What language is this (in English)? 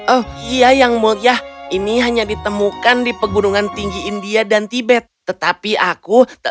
Indonesian